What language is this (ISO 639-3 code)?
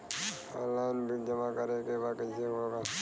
bho